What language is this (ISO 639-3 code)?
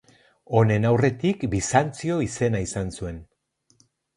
eus